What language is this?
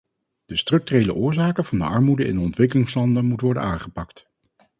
Dutch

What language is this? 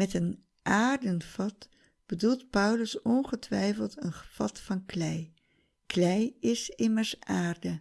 Dutch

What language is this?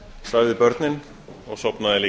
Icelandic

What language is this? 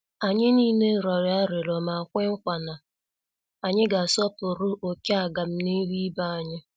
Igbo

